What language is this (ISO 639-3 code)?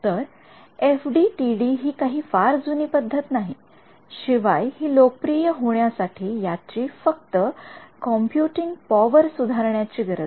mar